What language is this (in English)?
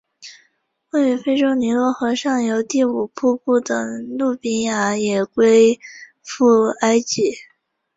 Chinese